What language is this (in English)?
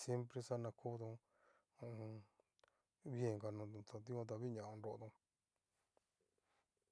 Cacaloxtepec Mixtec